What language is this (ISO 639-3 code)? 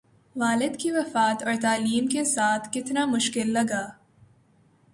urd